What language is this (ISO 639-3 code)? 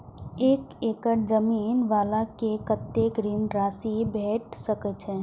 mai